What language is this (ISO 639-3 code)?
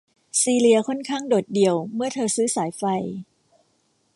tha